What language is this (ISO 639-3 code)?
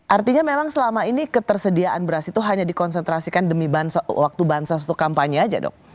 ind